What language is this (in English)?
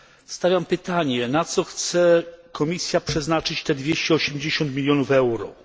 Polish